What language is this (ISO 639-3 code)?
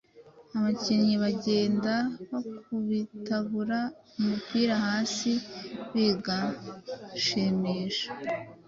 kin